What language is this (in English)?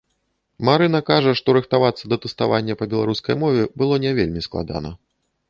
Belarusian